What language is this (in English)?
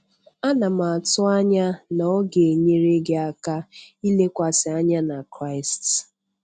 Igbo